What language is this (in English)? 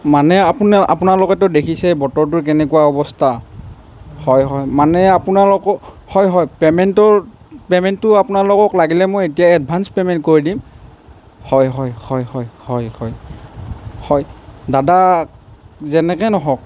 Assamese